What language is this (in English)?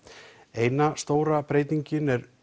Icelandic